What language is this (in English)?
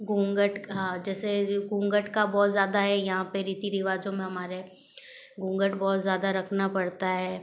Hindi